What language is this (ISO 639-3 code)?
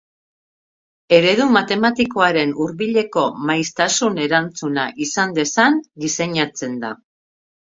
eus